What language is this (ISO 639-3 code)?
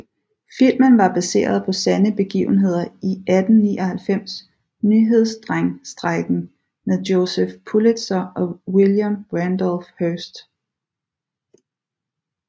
dan